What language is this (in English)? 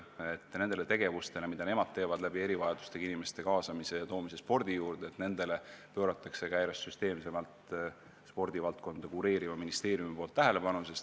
Estonian